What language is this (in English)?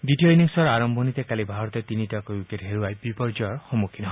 Assamese